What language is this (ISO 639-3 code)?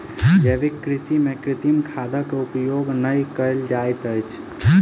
mai